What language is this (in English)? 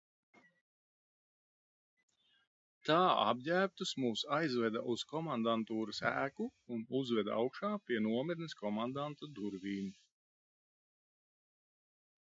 Latvian